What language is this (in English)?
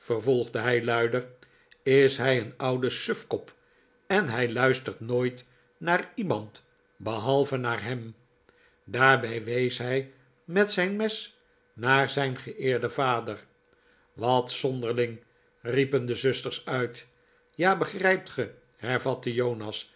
Dutch